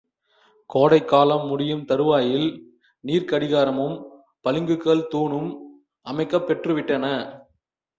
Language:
Tamil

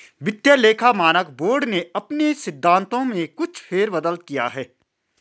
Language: Hindi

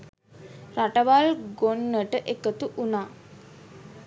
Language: Sinhala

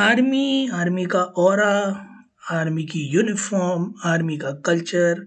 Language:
Hindi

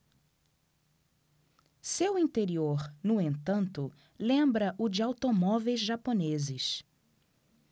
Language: Portuguese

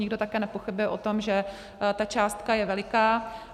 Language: Czech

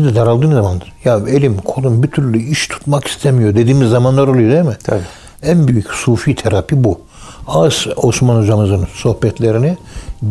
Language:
Turkish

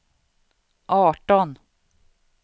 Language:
Swedish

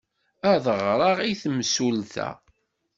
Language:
Kabyle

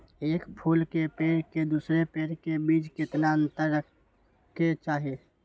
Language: Magahi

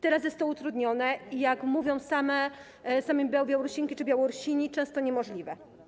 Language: Polish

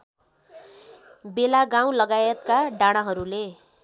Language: Nepali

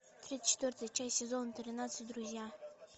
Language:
Russian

